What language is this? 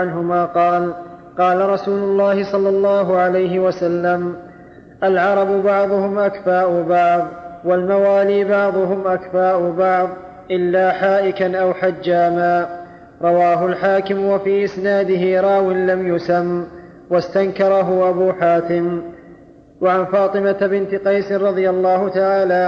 Arabic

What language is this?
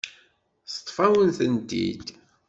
Kabyle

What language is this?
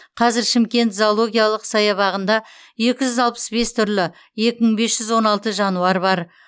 Kazakh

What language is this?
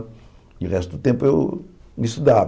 Portuguese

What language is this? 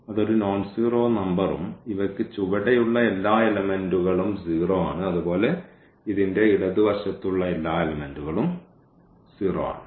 Malayalam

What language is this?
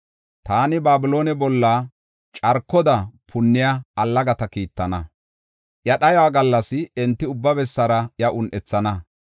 Gofa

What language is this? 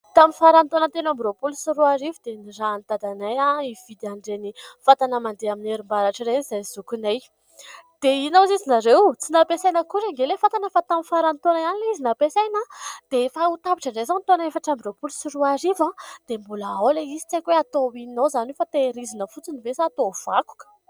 Malagasy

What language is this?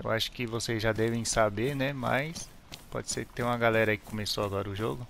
Portuguese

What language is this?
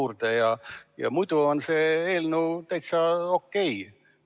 Estonian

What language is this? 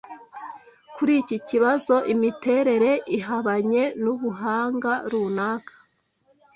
Kinyarwanda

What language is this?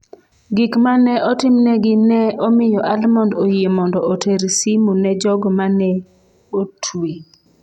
Luo (Kenya and Tanzania)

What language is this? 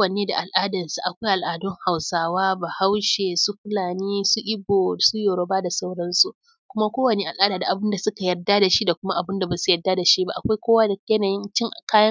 Hausa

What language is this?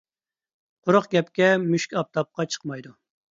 Uyghur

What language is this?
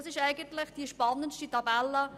Swiss German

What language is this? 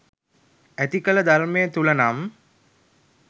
Sinhala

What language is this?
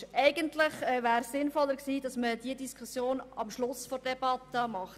Swiss German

